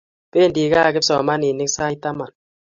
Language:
Kalenjin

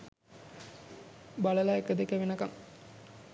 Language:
Sinhala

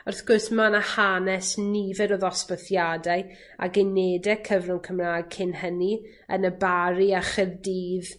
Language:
Welsh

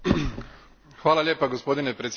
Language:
Croatian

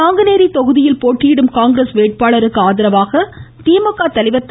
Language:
Tamil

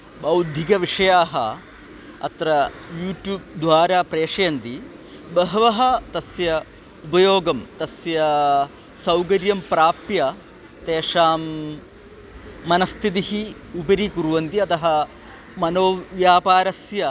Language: Sanskrit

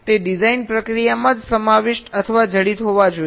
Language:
Gujarati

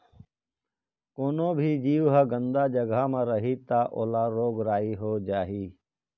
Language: Chhattisgarhi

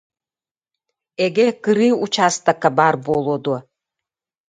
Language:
Yakut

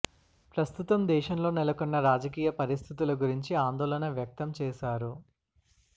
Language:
Telugu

